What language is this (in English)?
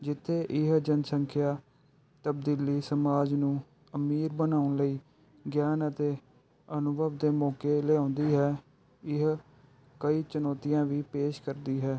Punjabi